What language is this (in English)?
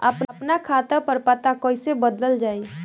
Bhojpuri